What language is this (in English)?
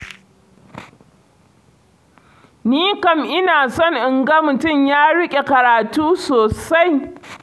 Hausa